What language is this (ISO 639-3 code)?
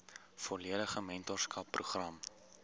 afr